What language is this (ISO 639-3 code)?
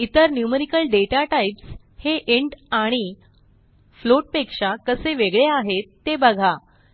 mar